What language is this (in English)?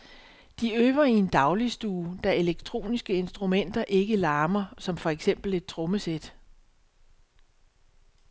Danish